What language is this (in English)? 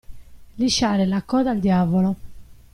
Italian